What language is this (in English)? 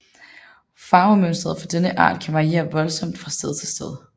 Danish